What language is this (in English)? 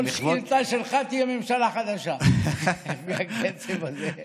Hebrew